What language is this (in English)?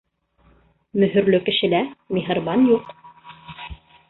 Bashkir